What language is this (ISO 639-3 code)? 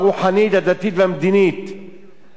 heb